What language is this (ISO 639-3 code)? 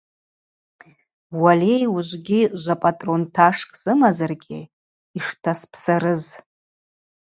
abq